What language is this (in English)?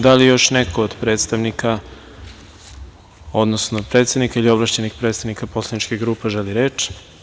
Serbian